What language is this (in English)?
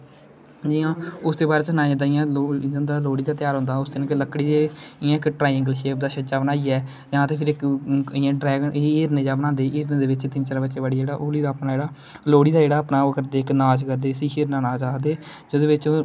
Dogri